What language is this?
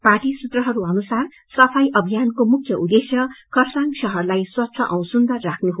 Nepali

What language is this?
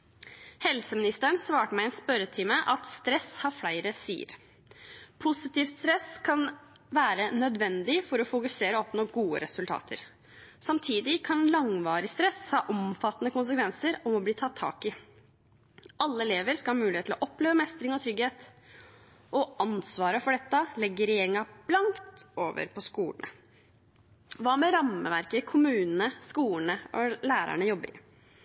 Norwegian Bokmål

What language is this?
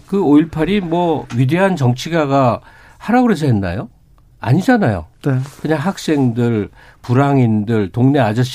Korean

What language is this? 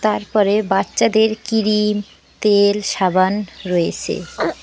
Bangla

